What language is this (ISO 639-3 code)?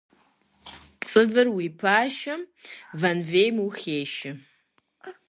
kbd